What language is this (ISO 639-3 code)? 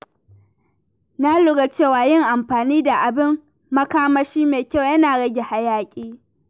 hau